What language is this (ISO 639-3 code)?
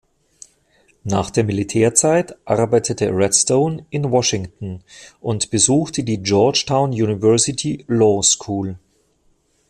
deu